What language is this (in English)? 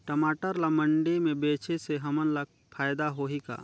Chhattisgarhi